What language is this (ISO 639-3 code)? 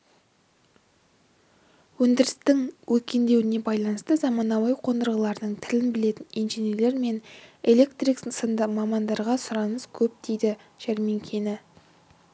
kaz